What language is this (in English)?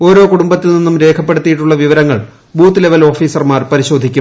Malayalam